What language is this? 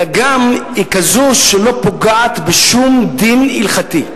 Hebrew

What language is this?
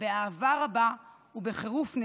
Hebrew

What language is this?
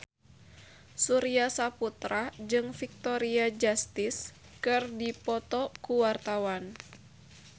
Sundanese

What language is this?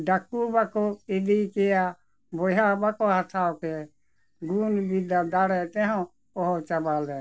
Santali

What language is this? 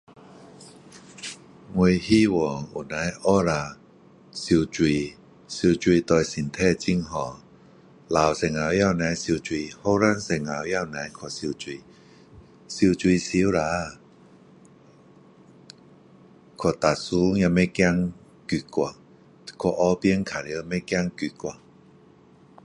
Min Dong Chinese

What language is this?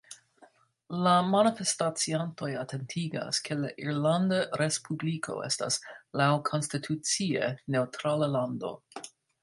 Esperanto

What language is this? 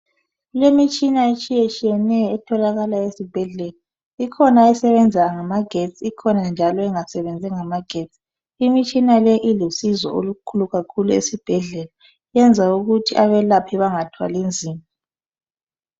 North Ndebele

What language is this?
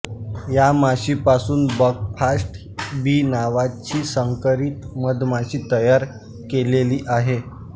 Marathi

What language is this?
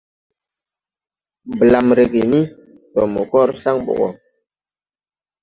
Tupuri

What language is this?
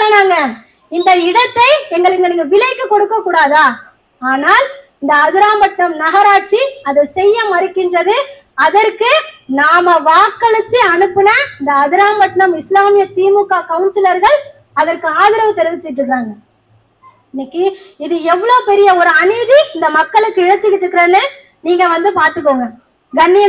Tamil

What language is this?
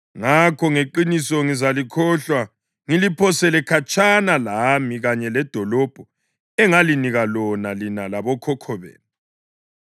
North Ndebele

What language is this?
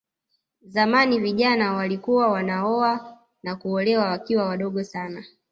Swahili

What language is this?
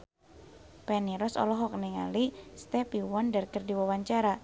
Sundanese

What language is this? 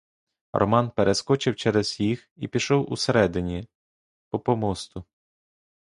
Ukrainian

